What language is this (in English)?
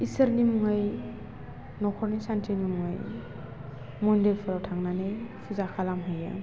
Bodo